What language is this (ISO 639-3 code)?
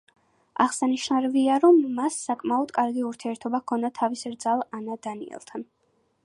kat